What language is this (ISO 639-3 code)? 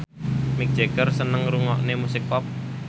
jav